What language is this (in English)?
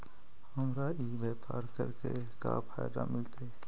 Magahi